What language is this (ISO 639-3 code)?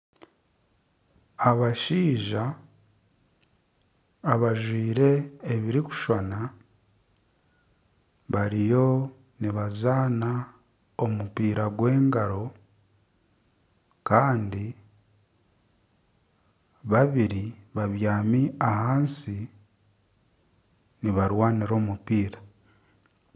nyn